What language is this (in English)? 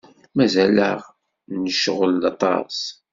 Kabyle